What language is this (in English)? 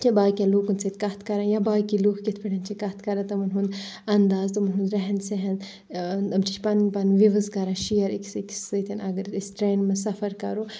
Kashmiri